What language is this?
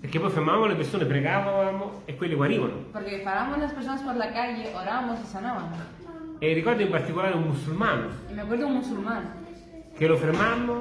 Italian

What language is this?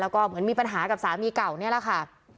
Thai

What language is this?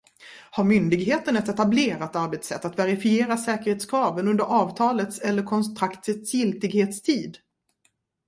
Swedish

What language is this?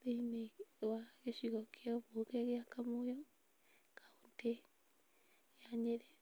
Kikuyu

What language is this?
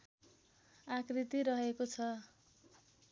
Nepali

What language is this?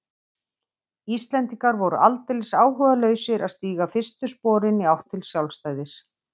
Icelandic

